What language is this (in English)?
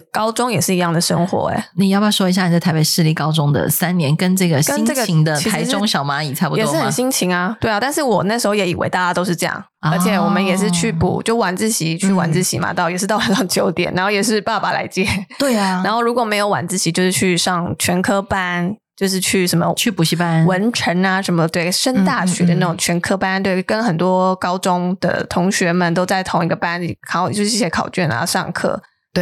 Chinese